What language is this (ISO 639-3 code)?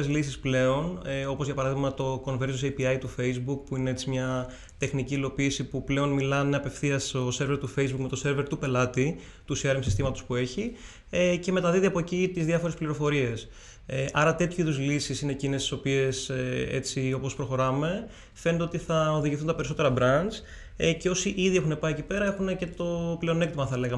ell